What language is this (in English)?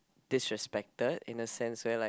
English